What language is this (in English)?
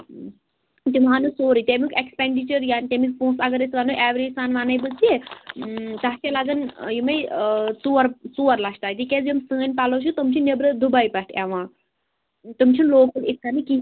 Kashmiri